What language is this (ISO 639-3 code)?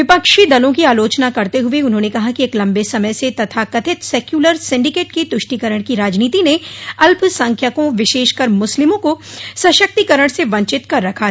hin